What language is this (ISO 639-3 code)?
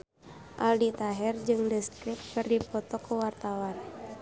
sun